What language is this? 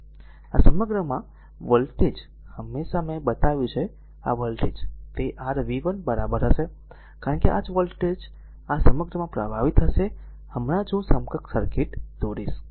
Gujarati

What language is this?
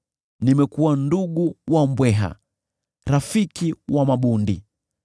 Swahili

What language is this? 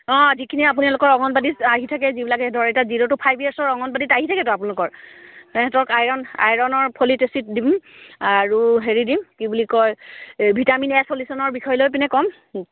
Assamese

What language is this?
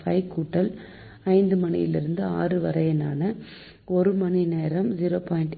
Tamil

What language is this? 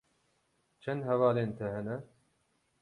Kurdish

